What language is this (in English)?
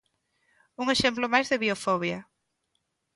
Galician